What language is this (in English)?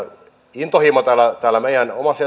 Finnish